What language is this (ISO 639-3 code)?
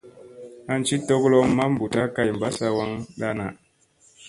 mse